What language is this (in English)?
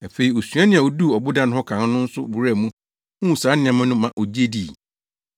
Akan